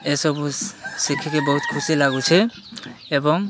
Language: Odia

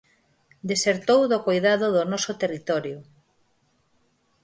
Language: Galician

